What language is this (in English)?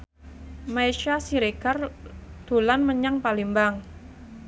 Javanese